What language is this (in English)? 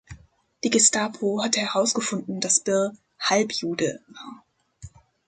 German